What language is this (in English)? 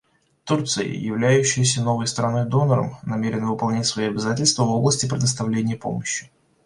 Russian